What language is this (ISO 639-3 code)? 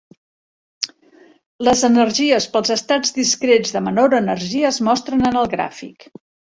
cat